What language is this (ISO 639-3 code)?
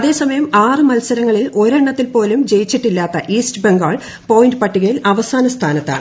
mal